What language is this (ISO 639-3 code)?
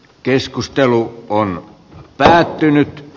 fin